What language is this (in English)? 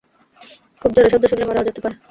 Bangla